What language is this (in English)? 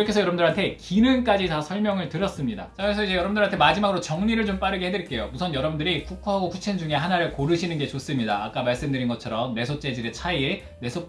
Korean